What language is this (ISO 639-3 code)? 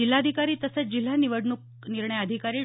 mar